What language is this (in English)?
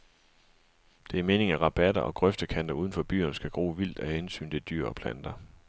Danish